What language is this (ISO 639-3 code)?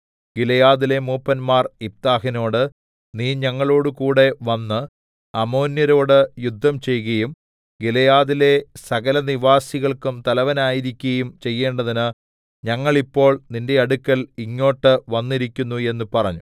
mal